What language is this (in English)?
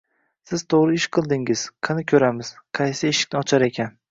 Uzbek